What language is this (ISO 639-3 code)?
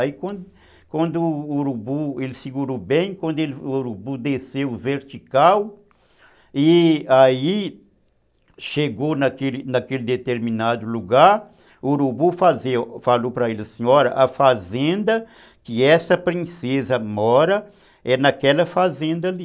por